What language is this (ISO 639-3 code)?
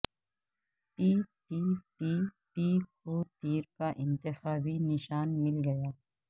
urd